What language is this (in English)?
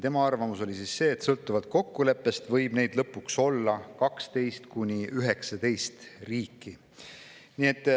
Estonian